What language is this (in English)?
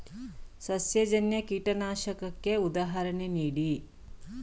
Kannada